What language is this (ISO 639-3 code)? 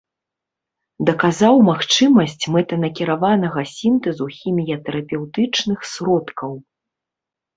bel